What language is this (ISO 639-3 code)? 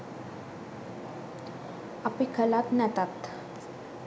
sin